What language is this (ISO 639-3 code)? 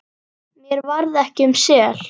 isl